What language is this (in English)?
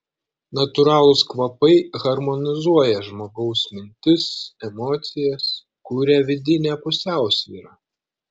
Lithuanian